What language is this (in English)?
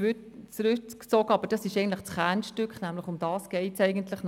Swiss German